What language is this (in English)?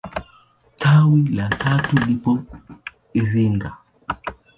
Swahili